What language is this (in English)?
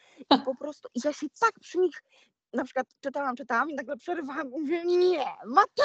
Polish